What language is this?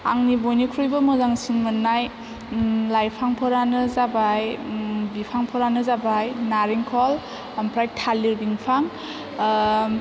Bodo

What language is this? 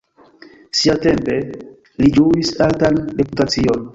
Esperanto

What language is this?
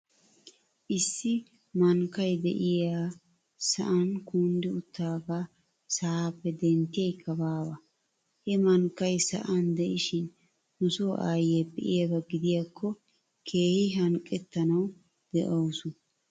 Wolaytta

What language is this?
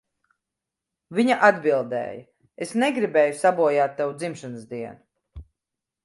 Latvian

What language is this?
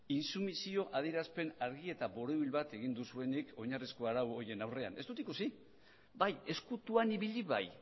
Basque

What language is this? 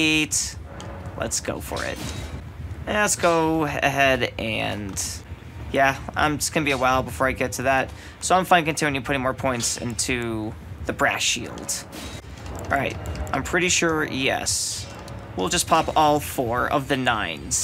English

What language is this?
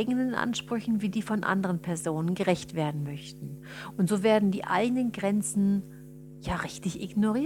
German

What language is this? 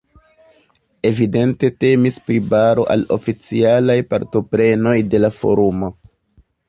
Esperanto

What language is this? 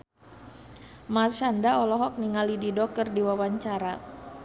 Sundanese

